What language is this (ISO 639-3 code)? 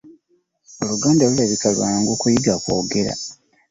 lug